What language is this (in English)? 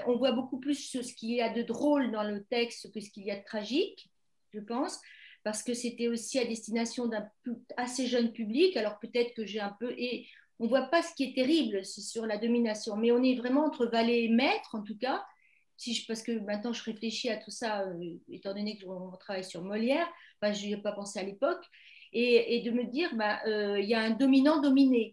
French